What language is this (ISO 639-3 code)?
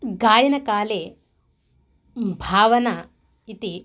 san